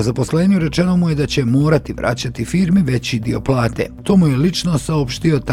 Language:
Croatian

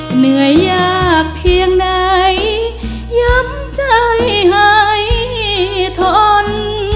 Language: Thai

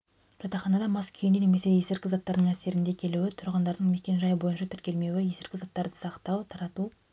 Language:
Kazakh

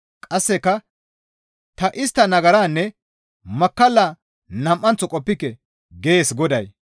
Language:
Gamo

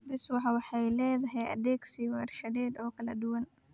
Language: Somali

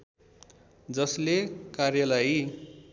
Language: Nepali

